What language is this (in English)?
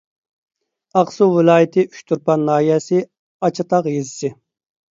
Uyghur